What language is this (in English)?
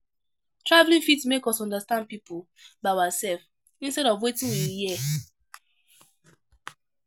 Nigerian Pidgin